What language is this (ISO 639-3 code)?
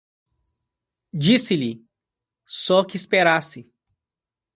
por